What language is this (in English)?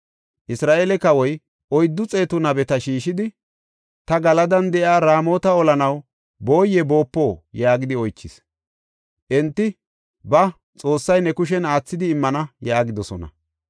Gofa